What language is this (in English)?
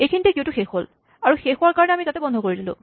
Assamese